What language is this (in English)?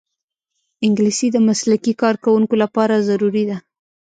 Pashto